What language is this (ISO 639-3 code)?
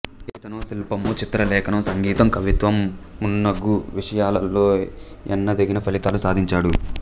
tel